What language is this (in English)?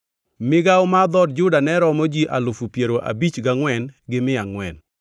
Luo (Kenya and Tanzania)